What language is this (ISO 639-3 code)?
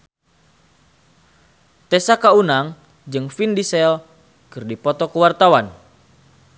sun